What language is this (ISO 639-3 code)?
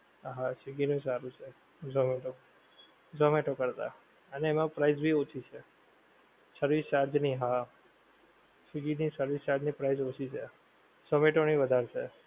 guj